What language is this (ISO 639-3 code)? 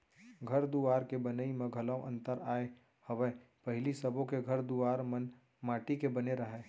hne